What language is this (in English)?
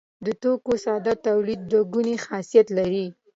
Pashto